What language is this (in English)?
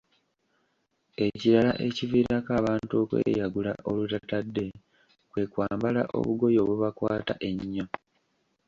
Ganda